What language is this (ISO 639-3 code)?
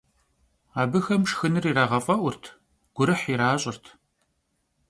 kbd